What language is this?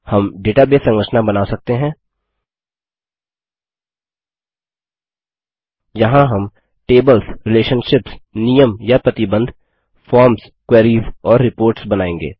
Hindi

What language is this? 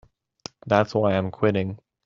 English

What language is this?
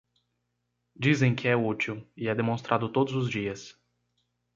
Portuguese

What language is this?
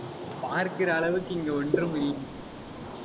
Tamil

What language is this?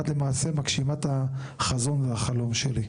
Hebrew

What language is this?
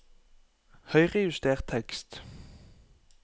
Norwegian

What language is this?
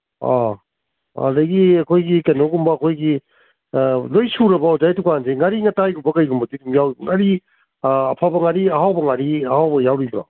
Manipuri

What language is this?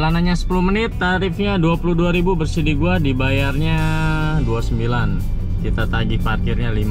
Indonesian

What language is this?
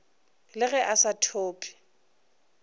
Northern Sotho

